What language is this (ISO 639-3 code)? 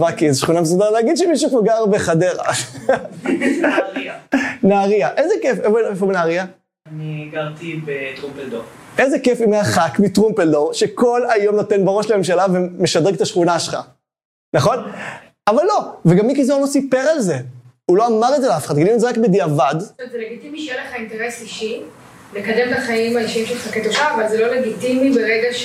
heb